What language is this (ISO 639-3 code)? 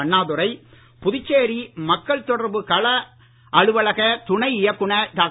tam